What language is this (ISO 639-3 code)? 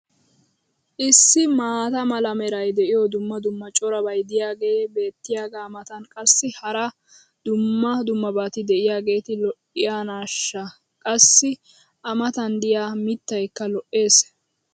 wal